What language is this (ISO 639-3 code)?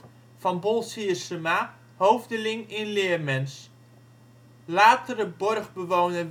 nld